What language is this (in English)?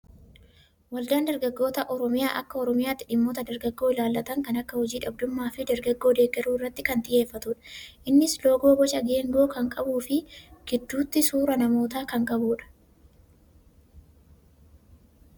Oromo